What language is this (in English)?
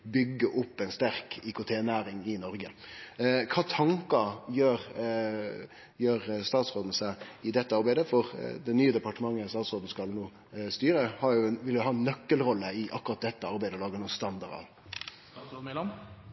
Norwegian Nynorsk